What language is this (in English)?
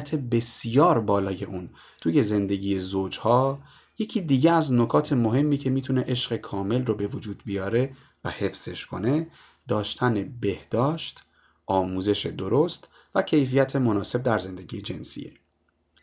Persian